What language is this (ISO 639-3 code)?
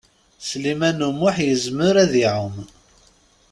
kab